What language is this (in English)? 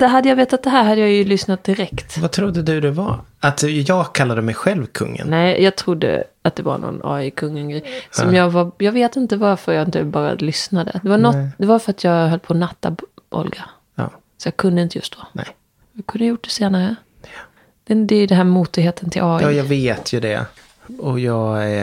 Swedish